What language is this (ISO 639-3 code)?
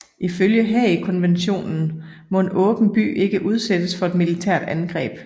dan